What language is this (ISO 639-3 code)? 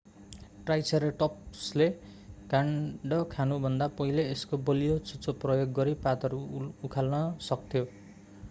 nep